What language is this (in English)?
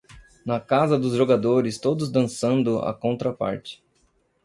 Portuguese